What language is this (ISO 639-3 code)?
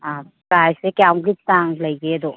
mni